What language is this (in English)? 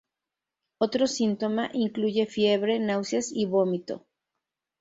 Spanish